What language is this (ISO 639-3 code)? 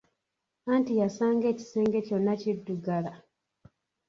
lug